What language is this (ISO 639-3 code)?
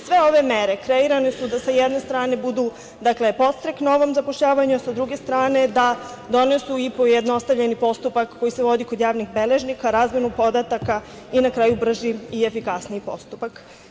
srp